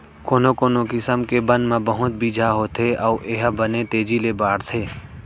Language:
Chhattisgarhi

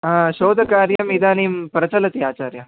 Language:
Sanskrit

